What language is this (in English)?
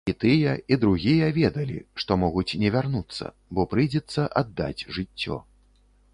Belarusian